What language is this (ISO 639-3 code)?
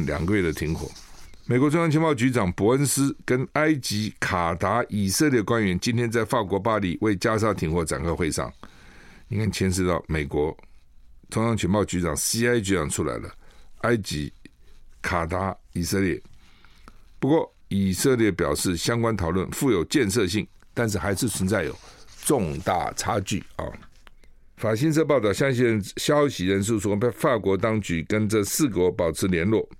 zho